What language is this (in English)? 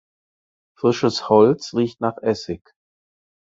German